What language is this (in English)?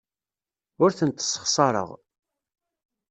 Kabyle